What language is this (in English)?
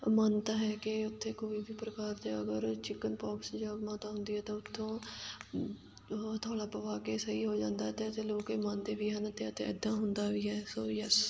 Punjabi